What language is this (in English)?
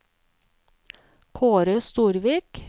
Norwegian